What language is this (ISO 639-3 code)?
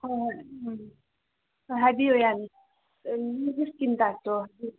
mni